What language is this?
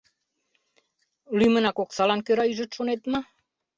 Mari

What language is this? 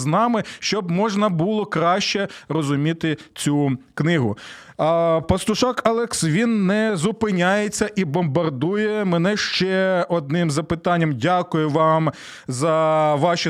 Ukrainian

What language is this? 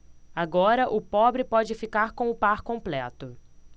Portuguese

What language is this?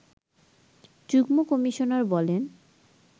Bangla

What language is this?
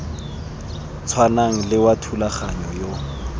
Tswana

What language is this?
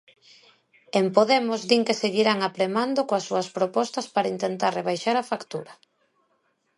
Galician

